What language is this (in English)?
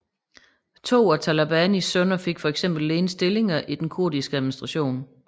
Danish